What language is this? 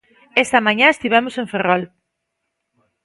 Galician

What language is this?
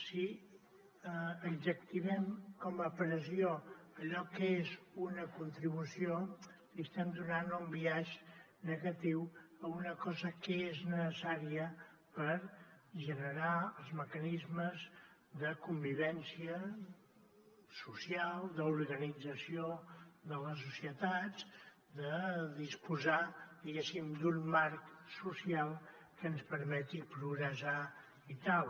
Catalan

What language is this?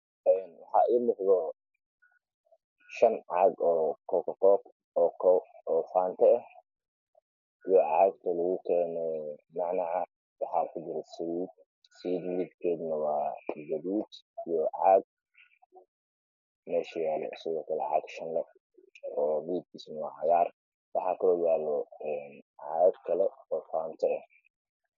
Somali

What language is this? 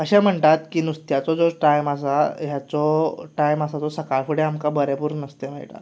Konkani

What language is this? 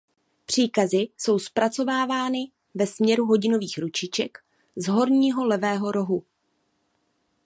Czech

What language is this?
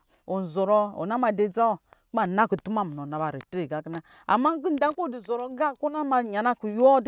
Lijili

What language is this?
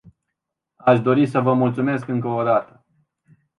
Romanian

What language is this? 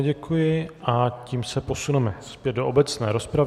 Czech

